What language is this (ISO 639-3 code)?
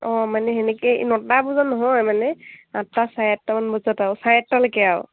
asm